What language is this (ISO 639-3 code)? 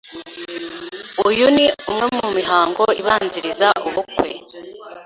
kin